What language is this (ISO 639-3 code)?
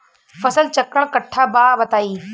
bho